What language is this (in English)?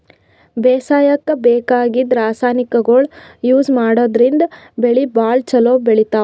Kannada